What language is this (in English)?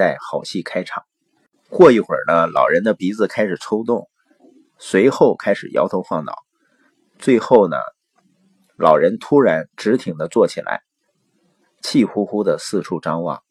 Chinese